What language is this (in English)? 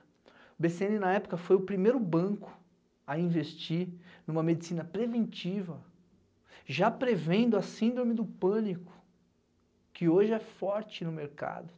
Portuguese